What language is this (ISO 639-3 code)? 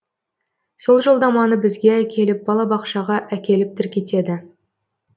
kaz